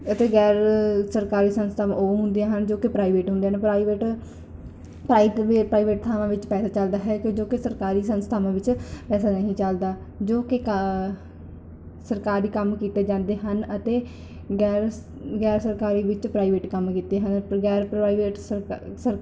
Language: Punjabi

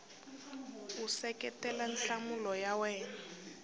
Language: Tsonga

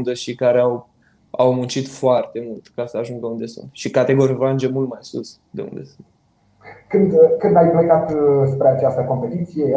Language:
Romanian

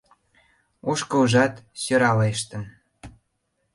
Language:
Mari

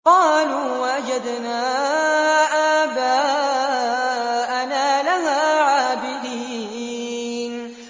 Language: Arabic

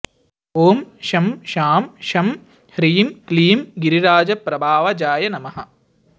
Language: Sanskrit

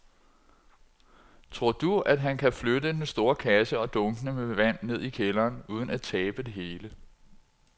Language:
Danish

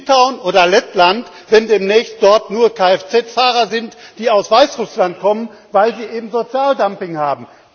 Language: German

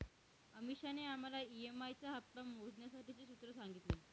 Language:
Marathi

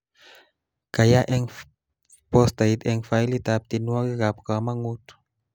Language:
Kalenjin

